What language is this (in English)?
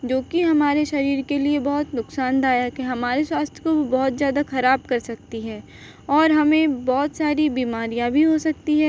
Hindi